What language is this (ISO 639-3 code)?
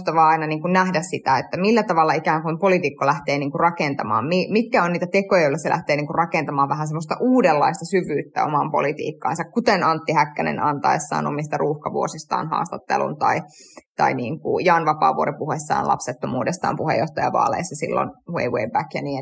fin